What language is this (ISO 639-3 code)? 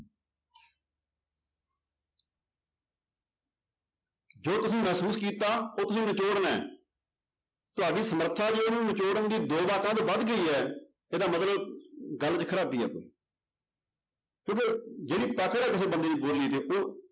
pan